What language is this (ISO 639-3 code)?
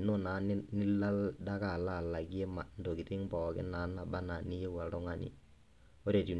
mas